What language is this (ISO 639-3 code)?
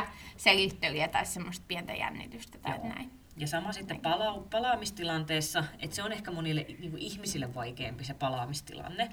fin